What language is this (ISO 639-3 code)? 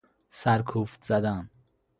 fas